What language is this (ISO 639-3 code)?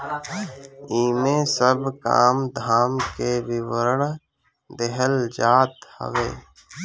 bho